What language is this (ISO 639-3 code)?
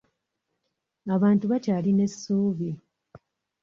lug